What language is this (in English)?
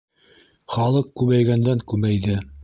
Bashkir